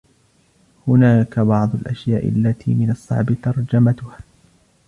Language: Arabic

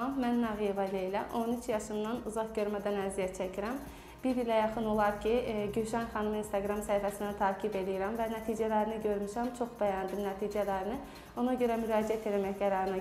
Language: Turkish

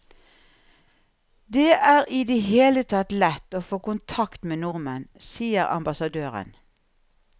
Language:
Norwegian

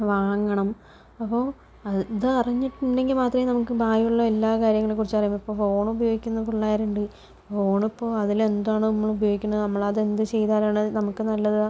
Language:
Malayalam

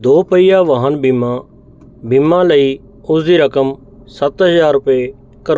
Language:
Punjabi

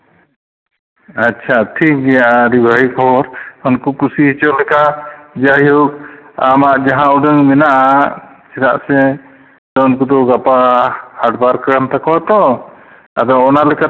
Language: Santali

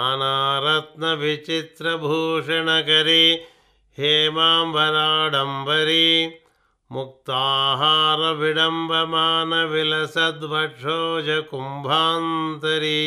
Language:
Telugu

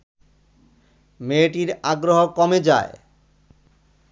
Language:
Bangla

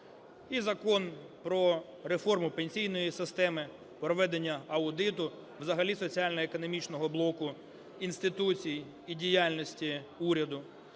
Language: Ukrainian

